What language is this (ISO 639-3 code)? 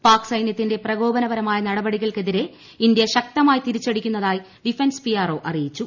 mal